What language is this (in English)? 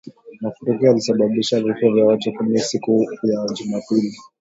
Swahili